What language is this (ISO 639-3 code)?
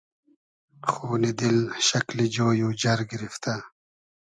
haz